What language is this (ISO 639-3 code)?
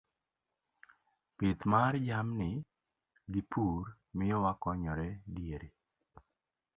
luo